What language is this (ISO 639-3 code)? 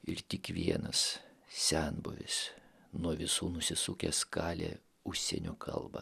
lit